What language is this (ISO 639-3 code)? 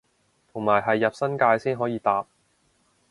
yue